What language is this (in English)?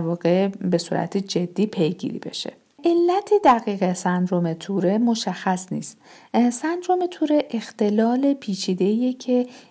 Persian